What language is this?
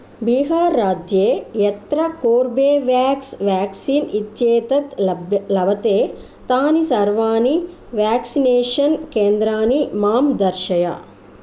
Sanskrit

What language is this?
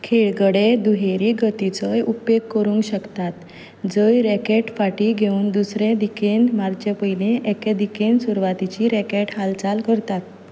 Konkani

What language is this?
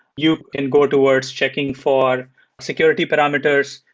English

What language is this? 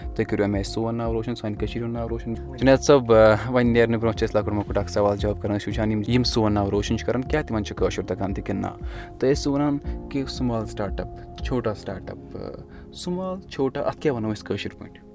Urdu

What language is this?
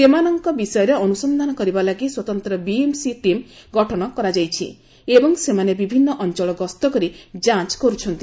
Odia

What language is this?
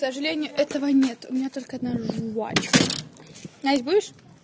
Russian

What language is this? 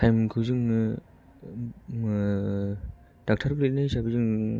Bodo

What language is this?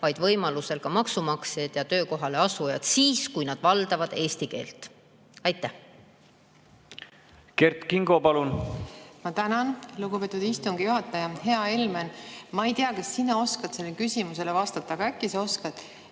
Estonian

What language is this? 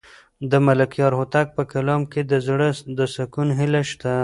Pashto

